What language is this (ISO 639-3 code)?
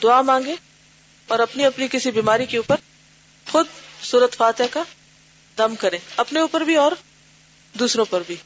urd